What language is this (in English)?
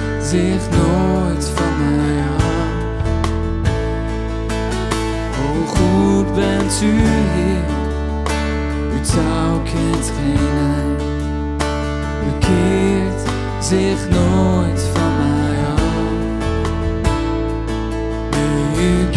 Dutch